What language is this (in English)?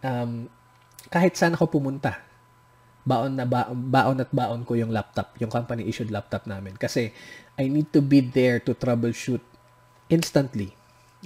Filipino